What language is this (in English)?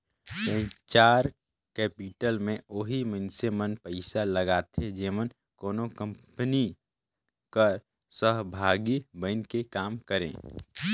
Chhattisgarhi